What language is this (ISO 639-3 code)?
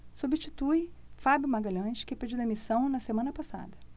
por